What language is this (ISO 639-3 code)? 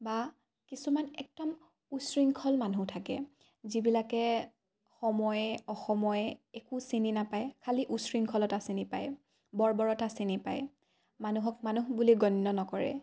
asm